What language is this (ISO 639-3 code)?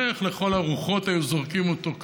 heb